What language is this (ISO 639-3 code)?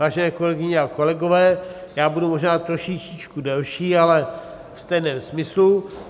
ces